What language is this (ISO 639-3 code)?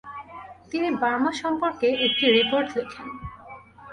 ben